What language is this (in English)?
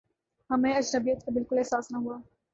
Urdu